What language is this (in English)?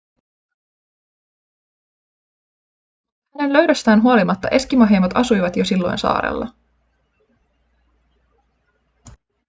Finnish